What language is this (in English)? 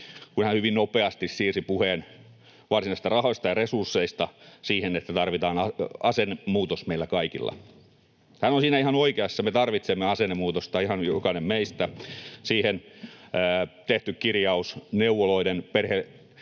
Finnish